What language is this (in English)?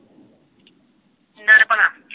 Punjabi